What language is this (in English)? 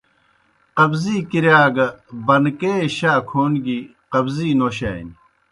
Kohistani Shina